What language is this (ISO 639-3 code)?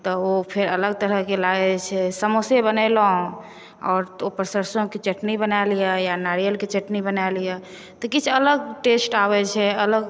mai